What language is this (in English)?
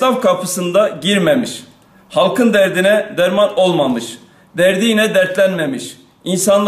Turkish